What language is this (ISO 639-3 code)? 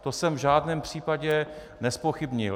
ces